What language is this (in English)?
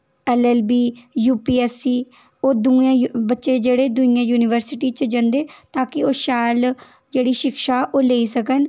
Dogri